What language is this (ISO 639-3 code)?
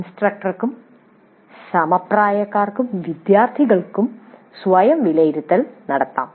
mal